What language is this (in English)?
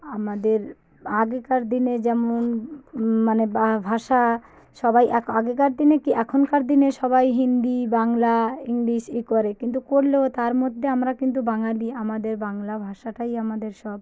Bangla